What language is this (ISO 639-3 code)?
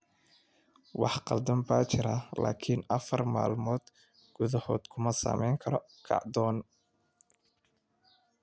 som